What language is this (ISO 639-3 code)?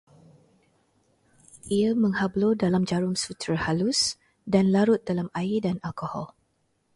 msa